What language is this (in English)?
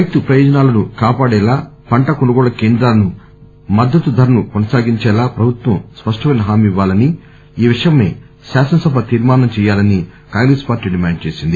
Telugu